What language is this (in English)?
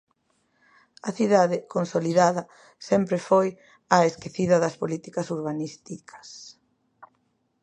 Galician